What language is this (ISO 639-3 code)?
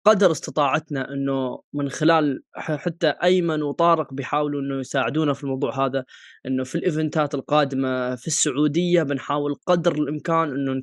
ara